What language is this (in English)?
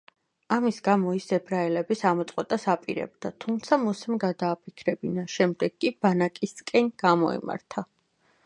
Georgian